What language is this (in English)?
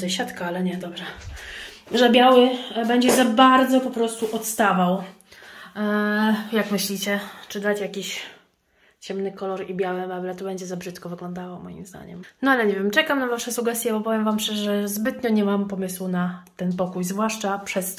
Polish